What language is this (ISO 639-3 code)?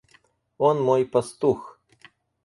rus